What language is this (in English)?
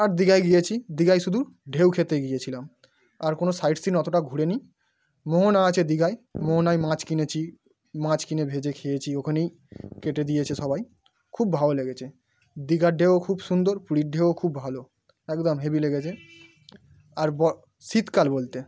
Bangla